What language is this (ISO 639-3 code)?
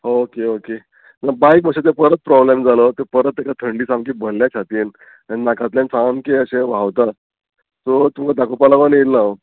kok